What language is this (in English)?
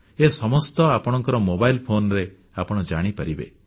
Odia